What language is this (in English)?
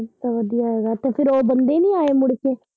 Punjabi